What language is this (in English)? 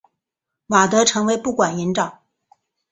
Chinese